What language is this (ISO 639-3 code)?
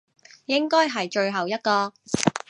yue